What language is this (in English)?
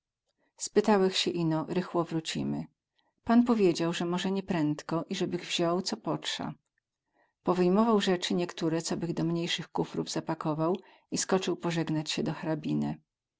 Polish